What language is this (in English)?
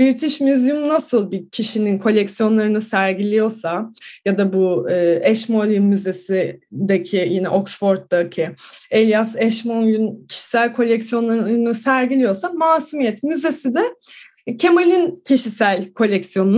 Turkish